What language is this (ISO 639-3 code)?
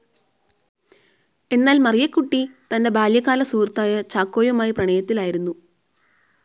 mal